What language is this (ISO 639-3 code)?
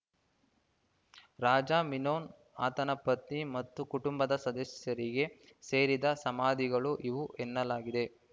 kan